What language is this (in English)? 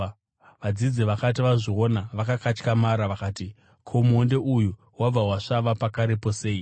Shona